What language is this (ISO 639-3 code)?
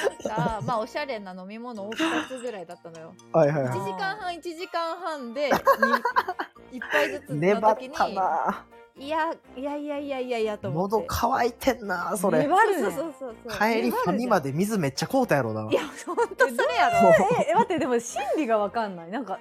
jpn